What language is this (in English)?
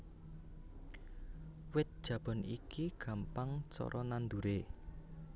Javanese